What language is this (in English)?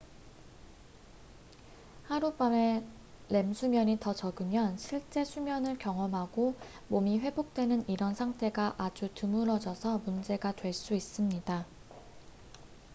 Korean